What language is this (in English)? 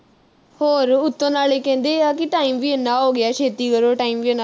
Punjabi